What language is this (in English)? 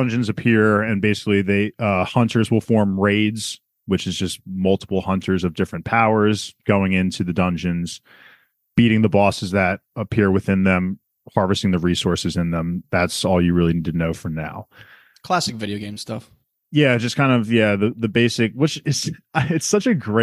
English